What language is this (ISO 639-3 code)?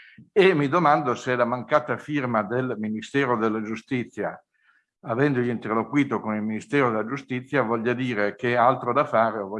ita